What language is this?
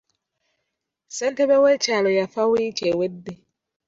Ganda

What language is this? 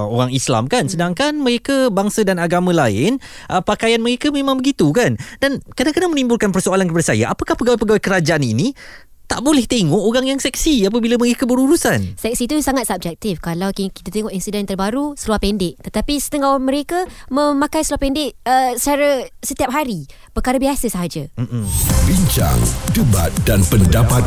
Malay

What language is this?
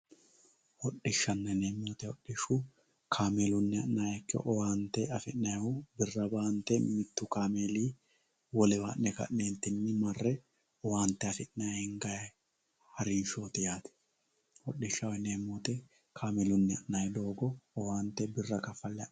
Sidamo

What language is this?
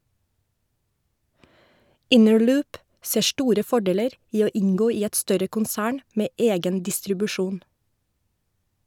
Norwegian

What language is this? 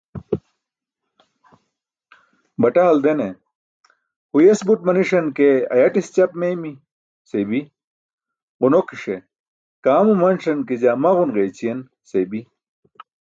Burushaski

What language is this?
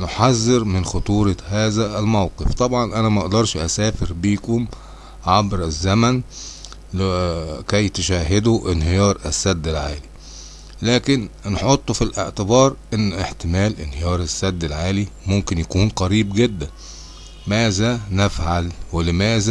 Arabic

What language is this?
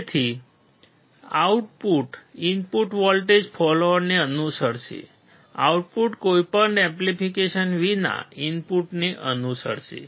Gujarati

